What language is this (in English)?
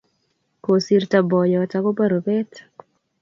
Kalenjin